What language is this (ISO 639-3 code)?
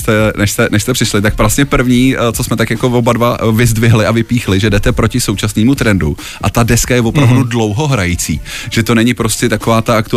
ces